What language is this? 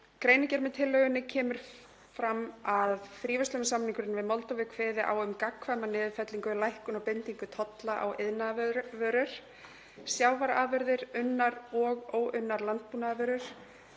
Icelandic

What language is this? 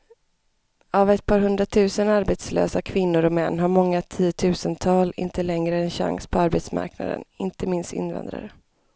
Swedish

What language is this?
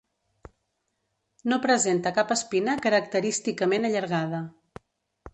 Catalan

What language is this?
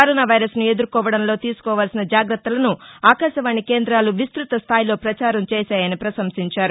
Telugu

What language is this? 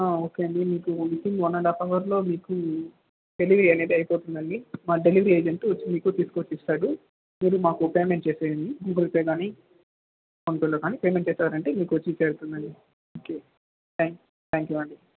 Telugu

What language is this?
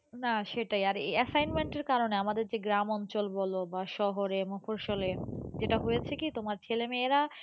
Bangla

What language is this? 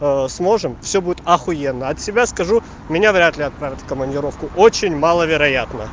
Russian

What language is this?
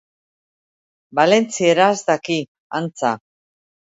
Basque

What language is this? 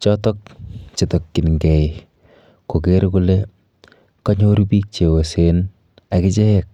Kalenjin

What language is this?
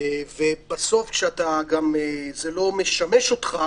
Hebrew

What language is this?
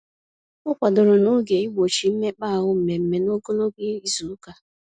Igbo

